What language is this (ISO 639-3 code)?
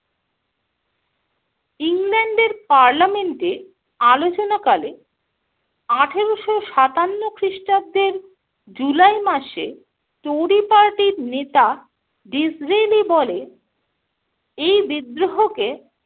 ben